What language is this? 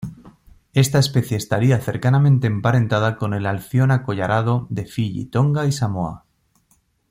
Spanish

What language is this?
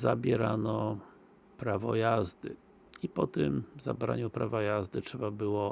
Polish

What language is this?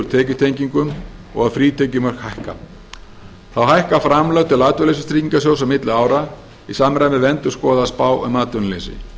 Icelandic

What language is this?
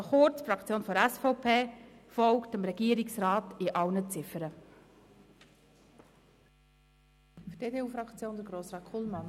Swiss German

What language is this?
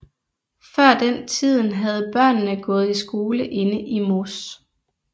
Danish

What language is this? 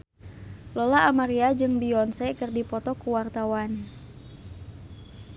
Sundanese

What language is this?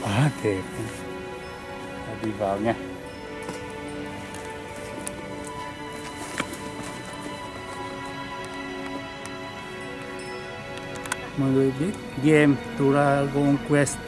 Vietnamese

